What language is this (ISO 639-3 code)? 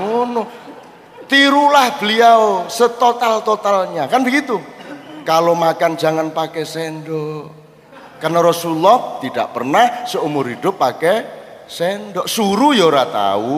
ind